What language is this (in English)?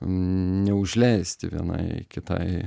Lithuanian